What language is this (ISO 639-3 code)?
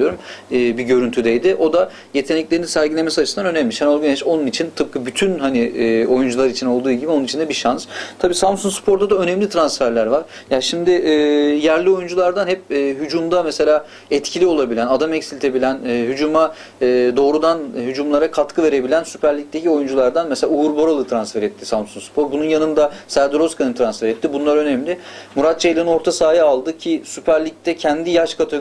tur